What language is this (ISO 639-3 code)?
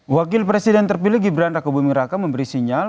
ind